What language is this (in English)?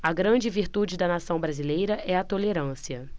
Portuguese